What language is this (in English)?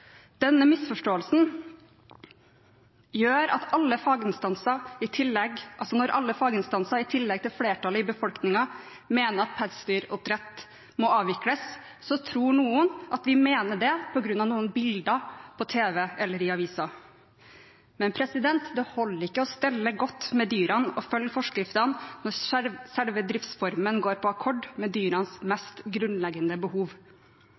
Norwegian Bokmål